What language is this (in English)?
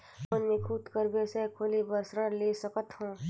Chhattisgarhi